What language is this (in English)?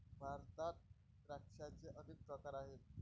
Marathi